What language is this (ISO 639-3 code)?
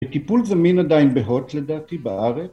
heb